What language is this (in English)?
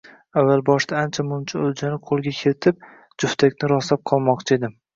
Uzbek